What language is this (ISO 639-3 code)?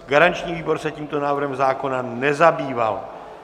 ces